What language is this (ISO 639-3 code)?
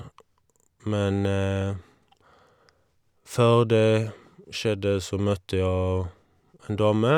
nor